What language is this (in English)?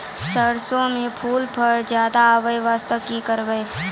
Maithili